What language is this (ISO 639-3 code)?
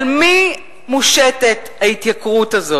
heb